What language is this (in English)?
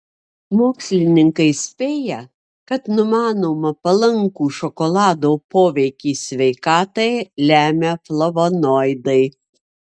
Lithuanian